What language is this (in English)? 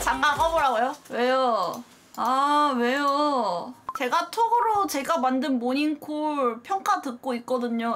Korean